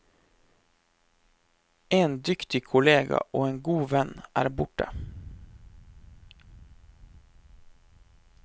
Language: Norwegian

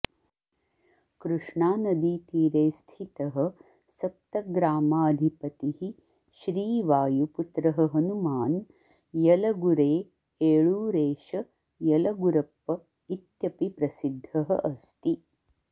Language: Sanskrit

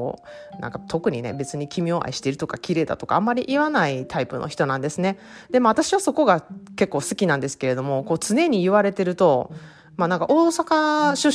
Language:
Japanese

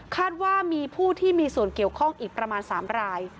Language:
Thai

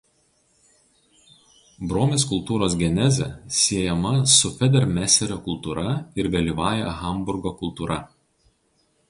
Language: Lithuanian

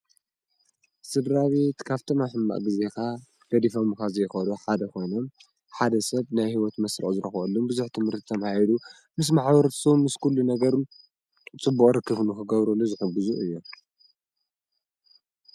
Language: Tigrinya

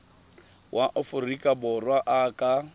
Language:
Tswana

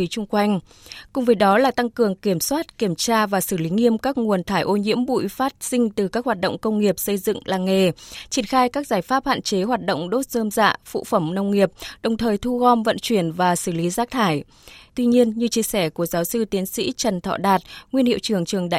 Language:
Vietnamese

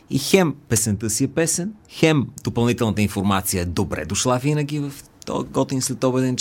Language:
Bulgarian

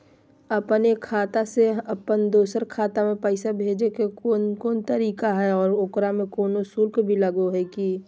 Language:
Magahi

